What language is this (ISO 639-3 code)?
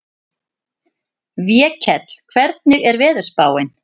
isl